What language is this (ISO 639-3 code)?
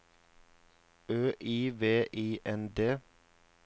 nor